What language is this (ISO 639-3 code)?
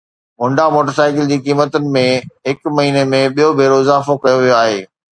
snd